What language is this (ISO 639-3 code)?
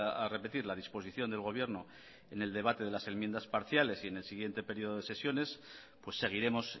spa